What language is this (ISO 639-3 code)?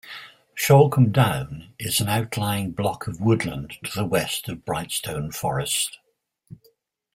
eng